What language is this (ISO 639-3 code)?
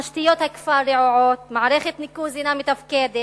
heb